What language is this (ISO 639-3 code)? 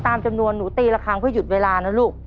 tha